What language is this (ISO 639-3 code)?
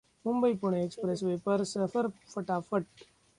hin